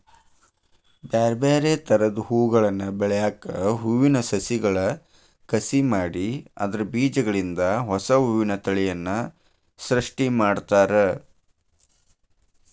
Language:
Kannada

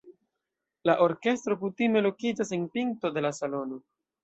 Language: Esperanto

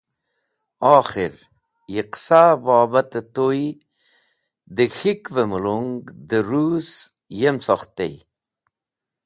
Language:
Wakhi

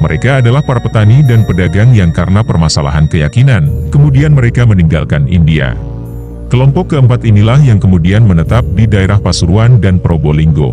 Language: Indonesian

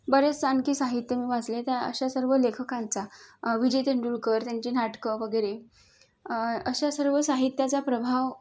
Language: Marathi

